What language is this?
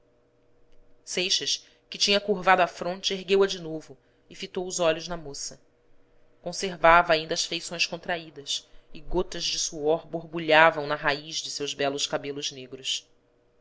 Portuguese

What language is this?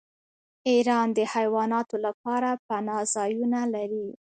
Pashto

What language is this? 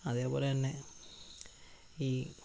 Malayalam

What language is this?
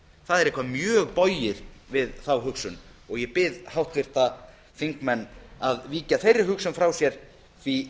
Icelandic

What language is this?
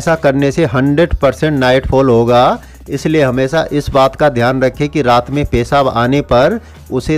Hindi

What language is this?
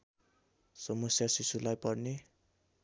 Nepali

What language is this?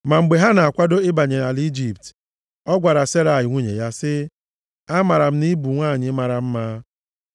Igbo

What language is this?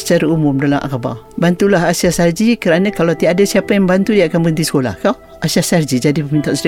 Malay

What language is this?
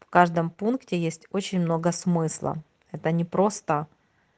Russian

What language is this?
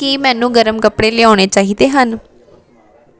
Punjabi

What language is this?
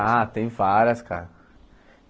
Portuguese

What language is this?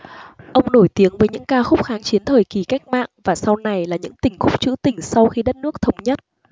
Vietnamese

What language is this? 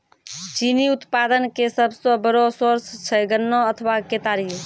Maithili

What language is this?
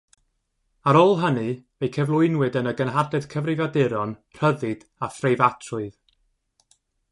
Welsh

